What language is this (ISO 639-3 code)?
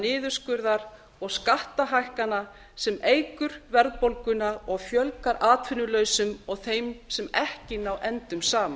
isl